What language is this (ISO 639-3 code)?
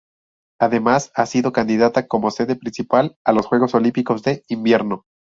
spa